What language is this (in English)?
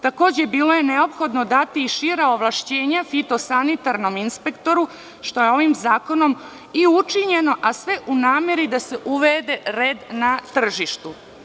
Serbian